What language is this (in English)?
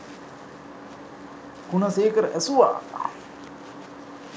Sinhala